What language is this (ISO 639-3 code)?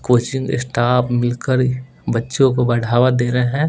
hin